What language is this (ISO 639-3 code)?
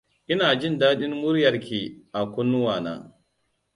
hau